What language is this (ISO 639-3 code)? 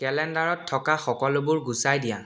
asm